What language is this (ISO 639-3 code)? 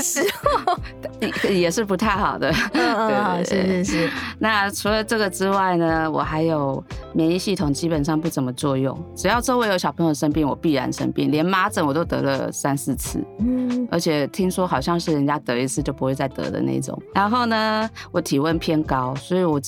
zho